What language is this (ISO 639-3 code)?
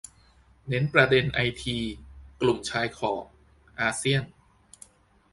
tha